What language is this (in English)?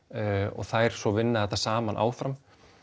Icelandic